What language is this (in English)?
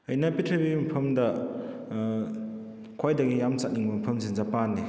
Manipuri